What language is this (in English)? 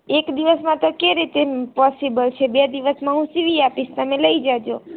Gujarati